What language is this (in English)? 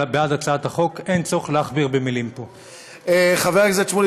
Hebrew